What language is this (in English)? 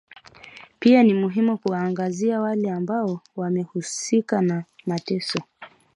Swahili